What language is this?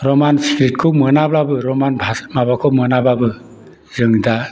Bodo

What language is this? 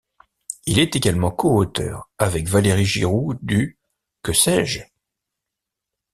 French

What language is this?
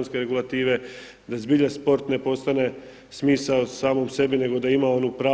Croatian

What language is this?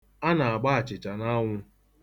Igbo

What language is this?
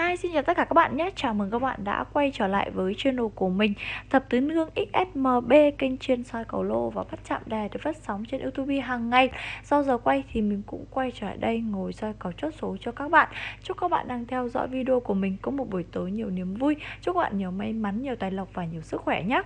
Vietnamese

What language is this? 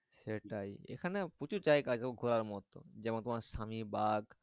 Bangla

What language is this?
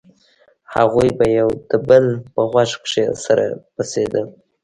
Pashto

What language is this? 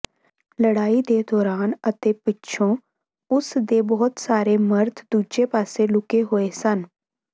Punjabi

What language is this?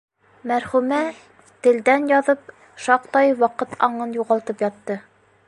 Bashkir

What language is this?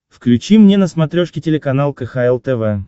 Russian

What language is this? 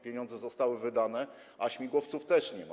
Polish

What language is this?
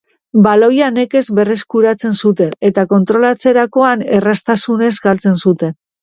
Basque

